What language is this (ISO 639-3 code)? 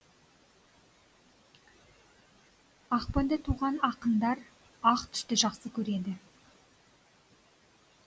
kaz